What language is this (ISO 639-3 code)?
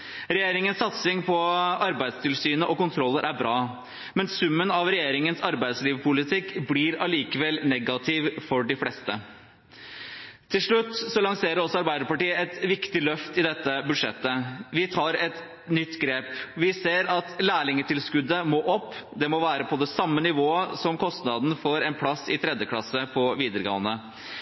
nob